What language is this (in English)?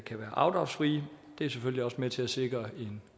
Danish